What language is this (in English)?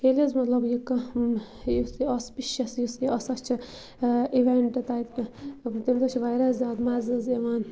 Kashmiri